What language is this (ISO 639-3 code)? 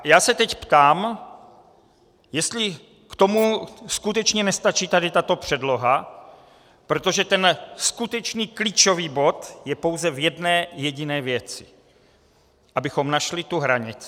ces